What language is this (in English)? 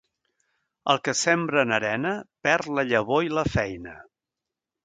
Catalan